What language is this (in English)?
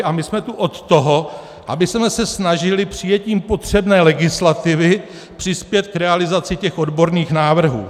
Czech